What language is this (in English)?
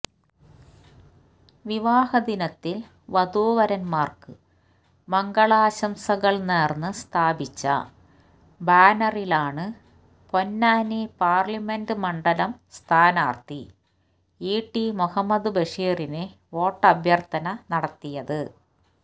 Malayalam